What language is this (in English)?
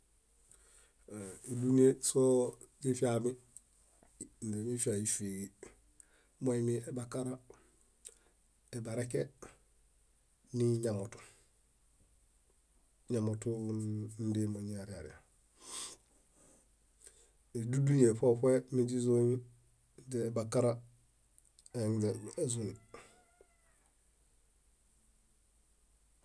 Bayot